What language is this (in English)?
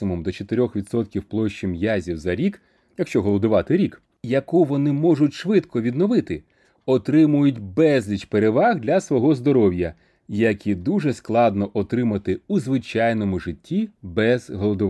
Ukrainian